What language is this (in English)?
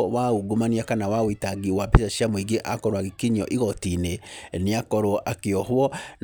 Kikuyu